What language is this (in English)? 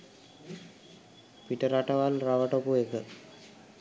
Sinhala